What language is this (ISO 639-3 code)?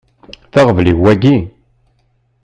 kab